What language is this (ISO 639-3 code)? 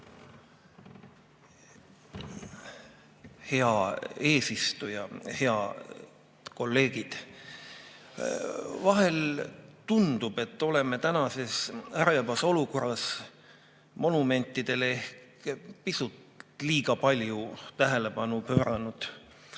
est